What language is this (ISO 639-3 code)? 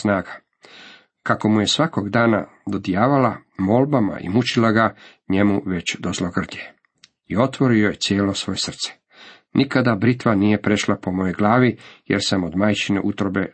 hrv